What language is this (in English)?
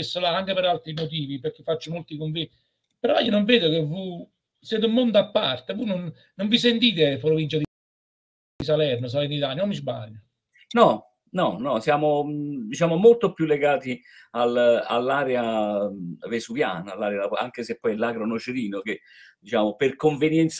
Italian